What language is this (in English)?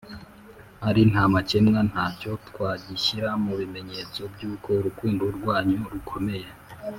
Kinyarwanda